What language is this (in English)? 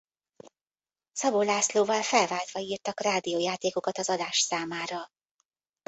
Hungarian